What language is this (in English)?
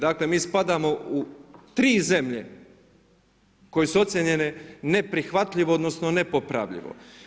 Croatian